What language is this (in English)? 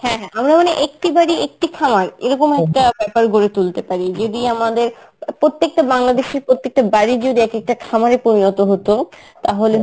Bangla